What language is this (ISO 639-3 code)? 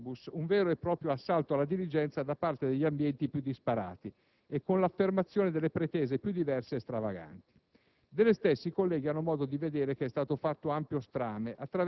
ita